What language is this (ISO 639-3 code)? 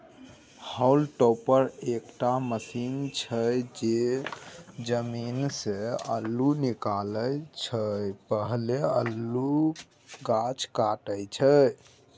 mai